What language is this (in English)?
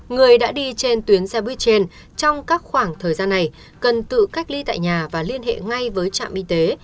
Vietnamese